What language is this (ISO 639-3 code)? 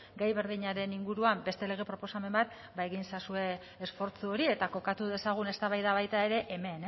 eus